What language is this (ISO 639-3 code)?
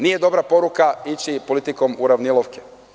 srp